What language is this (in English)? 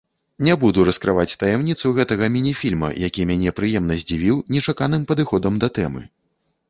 Belarusian